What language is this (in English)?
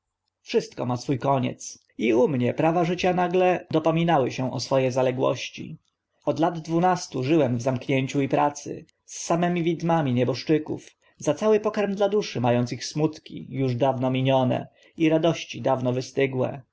Polish